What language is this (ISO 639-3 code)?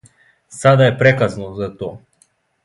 srp